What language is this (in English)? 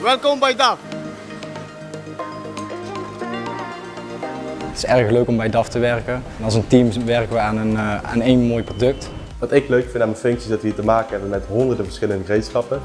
Dutch